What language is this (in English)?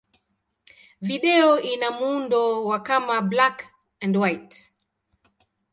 Swahili